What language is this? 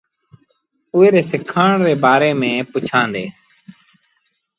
Sindhi Bhil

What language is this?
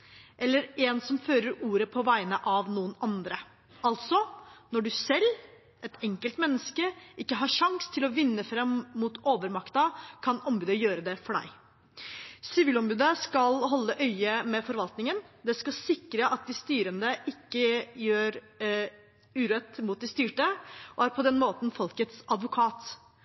Norwegian Nynorsk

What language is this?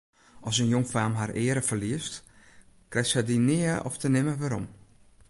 Western Frisian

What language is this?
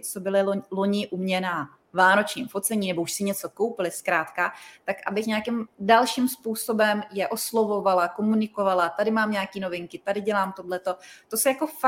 Czech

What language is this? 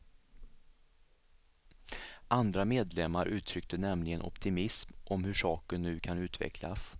Swedish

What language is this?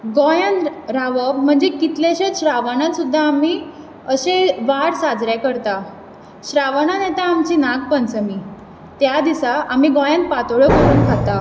Konkani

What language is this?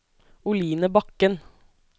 Norwegian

